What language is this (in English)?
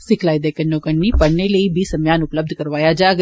Dogri